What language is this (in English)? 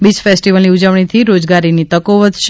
Gujarati